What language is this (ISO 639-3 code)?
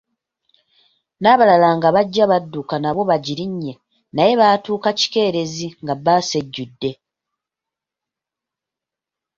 lug